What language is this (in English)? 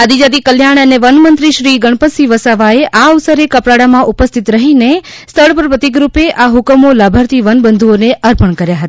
Gujarati